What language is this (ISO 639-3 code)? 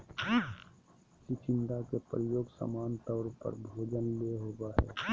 mag